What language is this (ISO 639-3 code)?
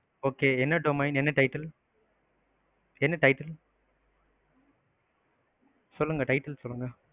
tam